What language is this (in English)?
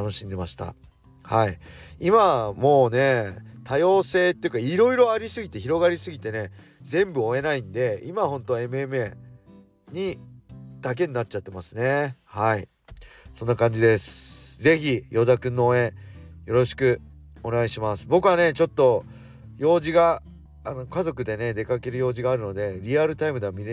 Japanese